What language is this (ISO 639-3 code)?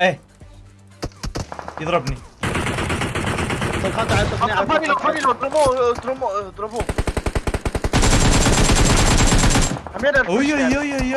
ara